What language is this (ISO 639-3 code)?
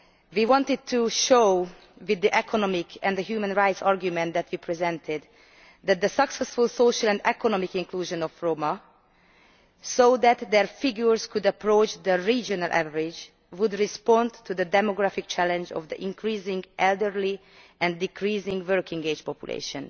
eng